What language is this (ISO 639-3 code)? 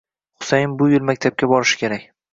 uzb